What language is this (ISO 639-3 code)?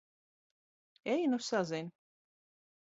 lav